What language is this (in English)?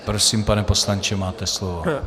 Czech